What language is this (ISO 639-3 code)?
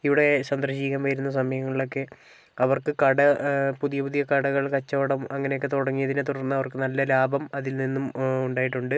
mal